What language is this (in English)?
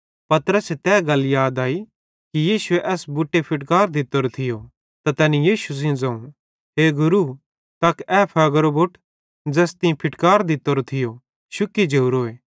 Bhadrawahi